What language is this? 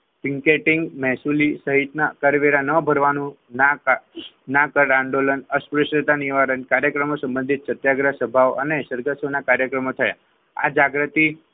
Gujarati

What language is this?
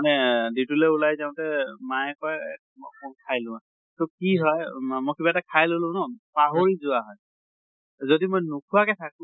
Assamese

